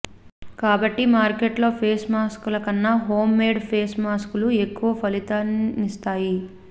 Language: Telugu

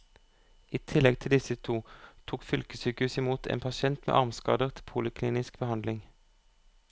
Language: Norwegian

